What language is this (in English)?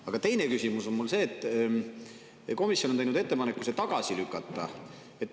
Estonian